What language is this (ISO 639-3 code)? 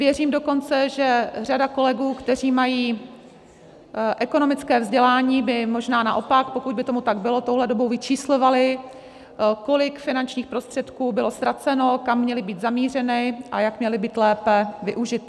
ces